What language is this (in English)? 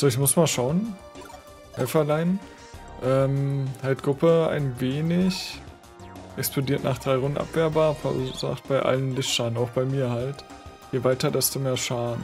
German